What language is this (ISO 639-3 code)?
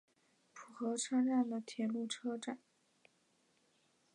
zho